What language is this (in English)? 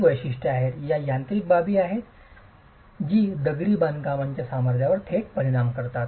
Marathi